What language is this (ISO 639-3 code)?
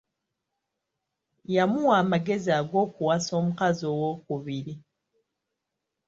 lug